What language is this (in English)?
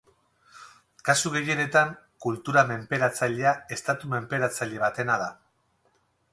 Basque